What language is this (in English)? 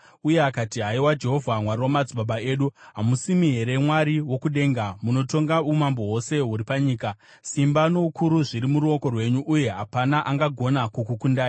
Shona